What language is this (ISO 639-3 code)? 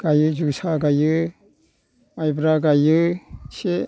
brx